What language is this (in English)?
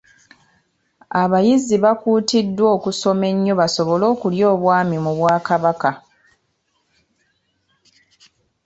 Ganda